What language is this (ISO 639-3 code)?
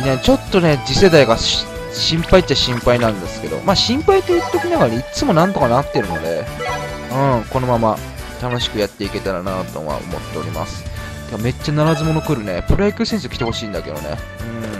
jpn